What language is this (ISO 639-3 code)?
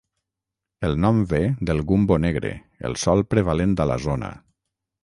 cat